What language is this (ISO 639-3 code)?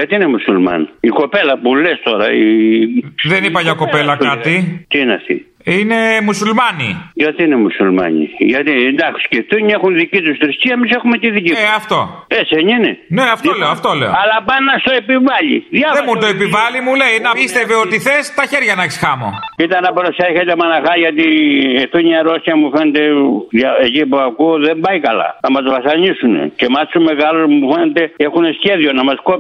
ell